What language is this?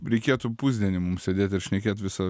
Lithuanian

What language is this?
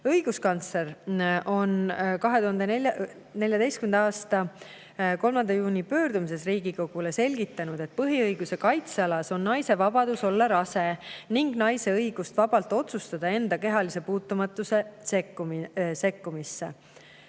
Estonian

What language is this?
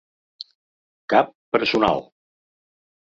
Catalan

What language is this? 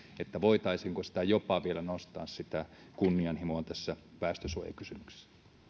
Finnish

